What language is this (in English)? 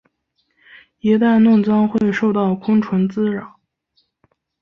Chinese